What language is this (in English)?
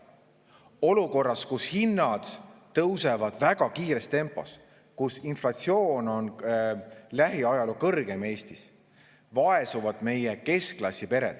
Estonian